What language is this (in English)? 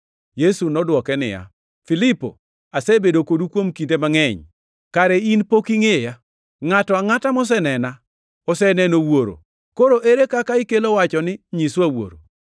Luo (Kenya and Tanzania)